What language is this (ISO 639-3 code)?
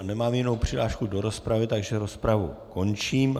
ces